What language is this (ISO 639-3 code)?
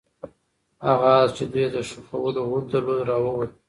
pus